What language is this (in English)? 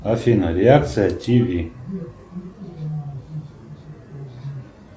Russian